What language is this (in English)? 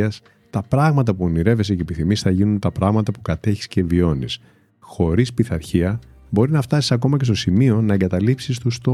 Greek